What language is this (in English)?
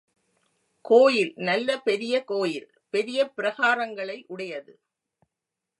Tamil